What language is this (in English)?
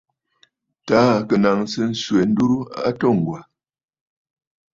Bafut